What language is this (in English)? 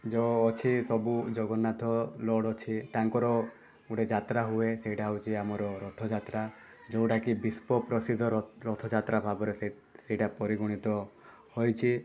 Odia